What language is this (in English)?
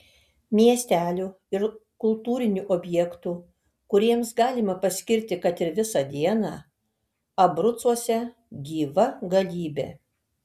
Lithuanian